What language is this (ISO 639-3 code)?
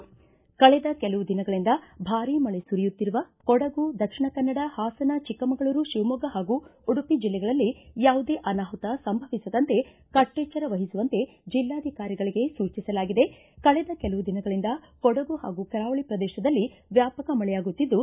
kan